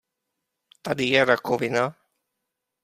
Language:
Czech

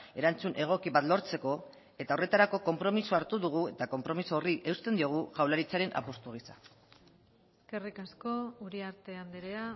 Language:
Basque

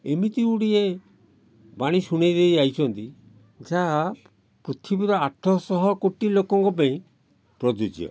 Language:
Odia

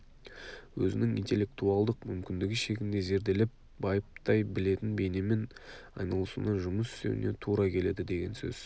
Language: Kazakh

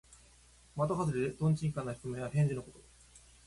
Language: Japanese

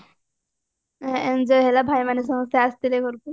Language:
Odia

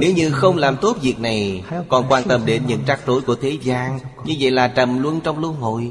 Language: Vietnamese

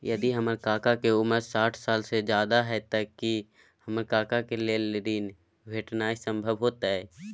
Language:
Maithili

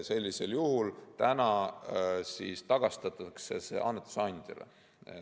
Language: Estonian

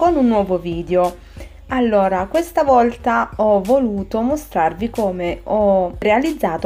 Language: Italian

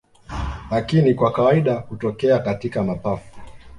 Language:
Swahili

